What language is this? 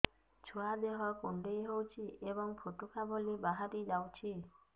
Odia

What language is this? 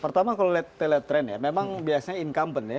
Indonesian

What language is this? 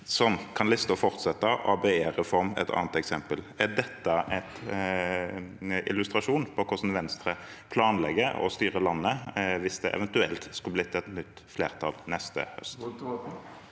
Norwegian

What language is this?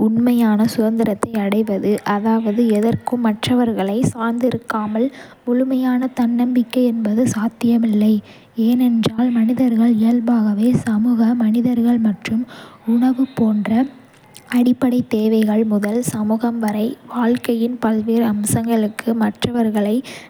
Kota (India)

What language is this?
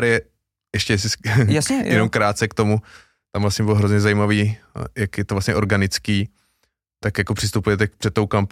Czech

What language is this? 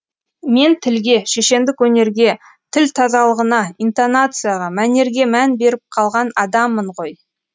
Kazakh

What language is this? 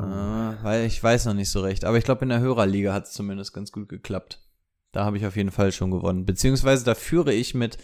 German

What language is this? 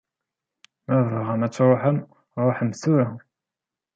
Kabyle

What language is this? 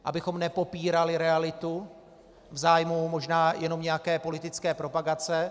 Czech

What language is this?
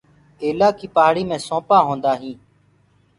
Gurgula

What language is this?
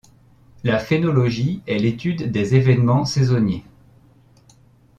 French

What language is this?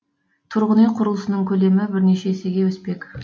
Kazakh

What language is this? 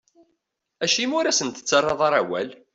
Kabyle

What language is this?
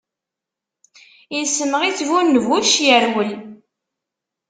Kabyle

